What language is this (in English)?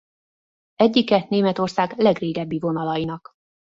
Hungarian